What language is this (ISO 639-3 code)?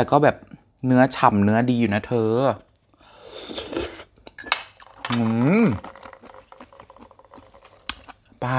tha